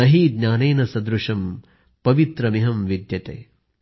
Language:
Marathi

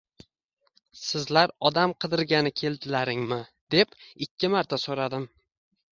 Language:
Uzbek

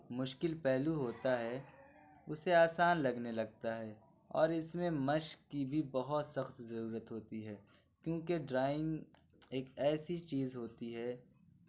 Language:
Urdu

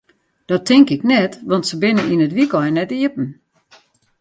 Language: Western Frisian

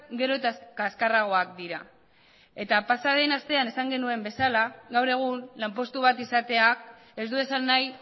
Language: Basque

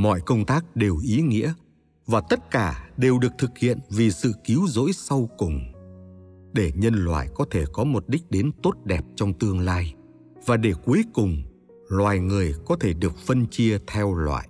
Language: Vietnamese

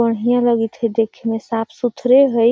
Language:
Magahi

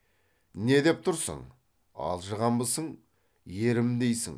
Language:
Kazakh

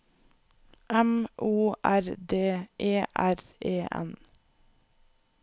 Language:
Norwegian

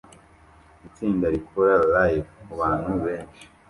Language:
Kinyarwanda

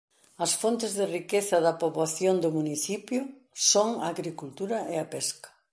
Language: Galician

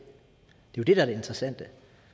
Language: Danish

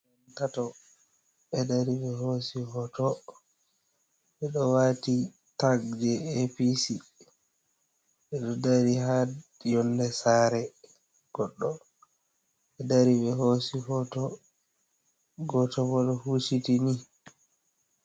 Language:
Fula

